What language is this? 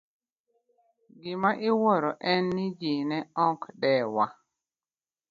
Luo (Kenya and Tanzania)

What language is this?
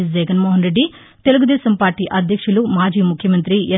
Telugu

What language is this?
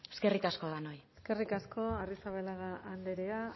Basque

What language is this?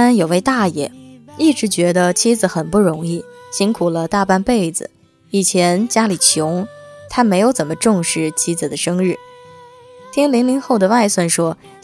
Chinese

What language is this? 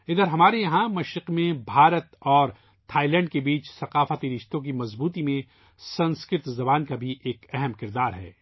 Urdu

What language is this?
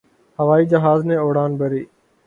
Urdu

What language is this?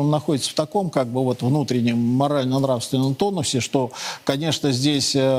Russian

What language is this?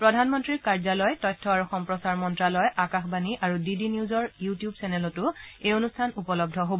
Assamese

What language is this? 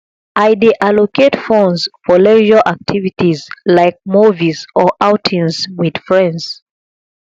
Nigerian Pidgin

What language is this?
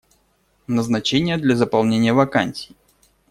Russian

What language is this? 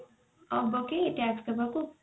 Odia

